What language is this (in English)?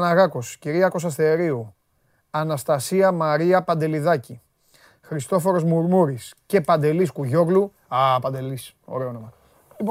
Greek